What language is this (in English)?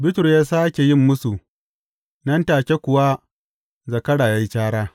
Hausa